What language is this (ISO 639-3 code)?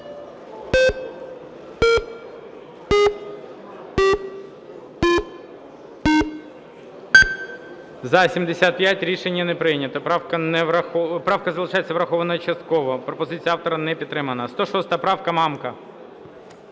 ukr